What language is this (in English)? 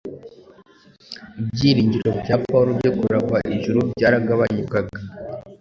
Kinyarwanda